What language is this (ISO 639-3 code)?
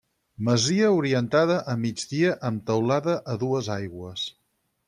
cat